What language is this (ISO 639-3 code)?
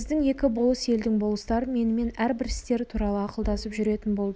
kaz